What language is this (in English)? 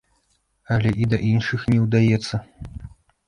Belarusian